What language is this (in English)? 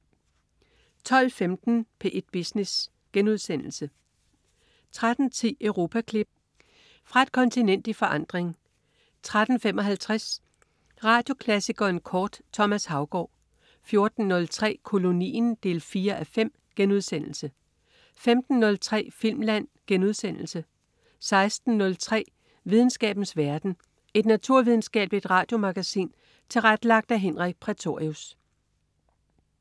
Danish